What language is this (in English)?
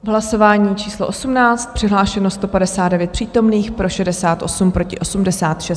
Czech